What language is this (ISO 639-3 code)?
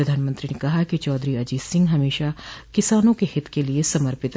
hin